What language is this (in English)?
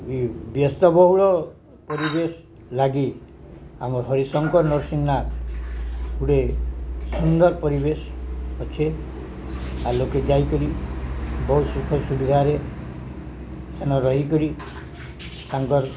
Odia